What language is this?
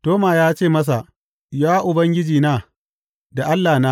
Hausa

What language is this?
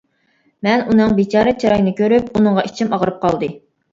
Uyghur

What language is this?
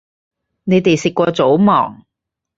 Cantonese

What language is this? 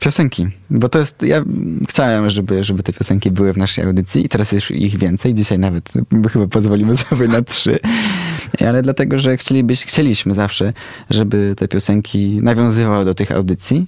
Polish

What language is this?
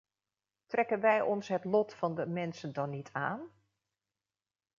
Dutch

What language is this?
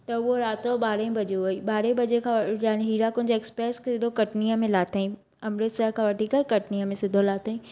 Sindhi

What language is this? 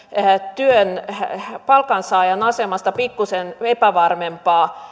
Finnish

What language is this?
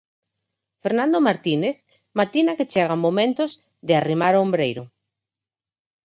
Galician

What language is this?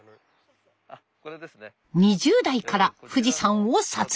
Japanese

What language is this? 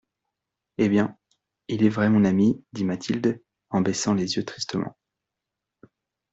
French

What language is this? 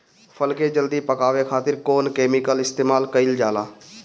Bhojpuri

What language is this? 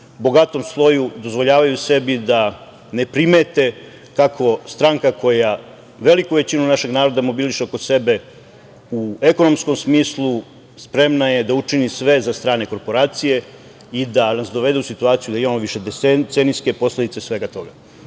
Serbian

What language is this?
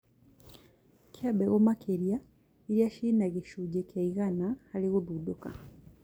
Kikuyu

